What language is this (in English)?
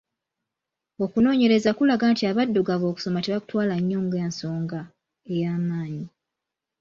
Ganda